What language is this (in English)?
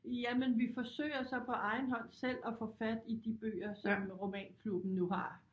Danish